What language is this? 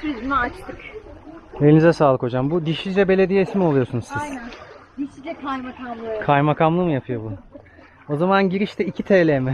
Turkish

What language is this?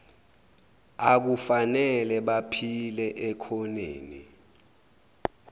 Zulu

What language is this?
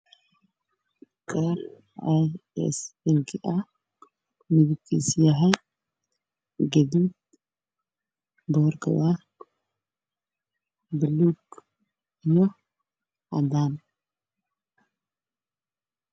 Somali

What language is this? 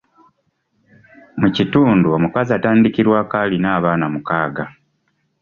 Ganda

